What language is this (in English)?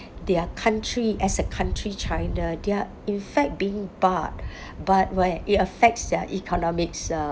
English